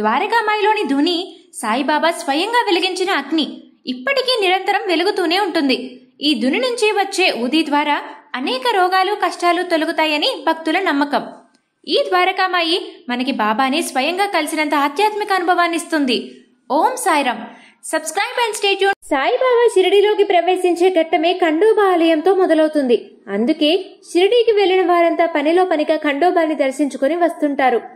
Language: Telugu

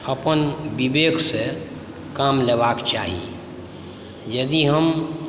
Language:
Maithili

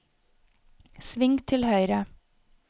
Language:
Norwegian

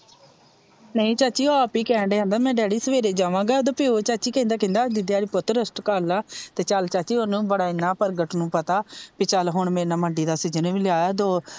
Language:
Punjabi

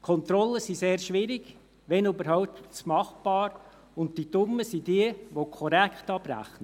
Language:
Swiss German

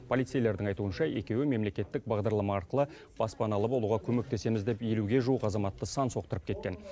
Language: Kazakh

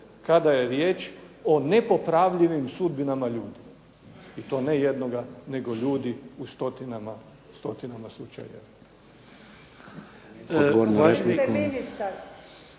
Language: Croatian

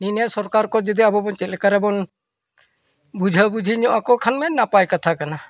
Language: Santali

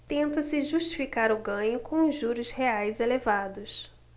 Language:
Portuguese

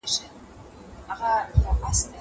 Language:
Pashto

